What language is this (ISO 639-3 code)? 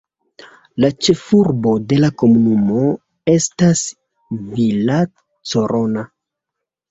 epo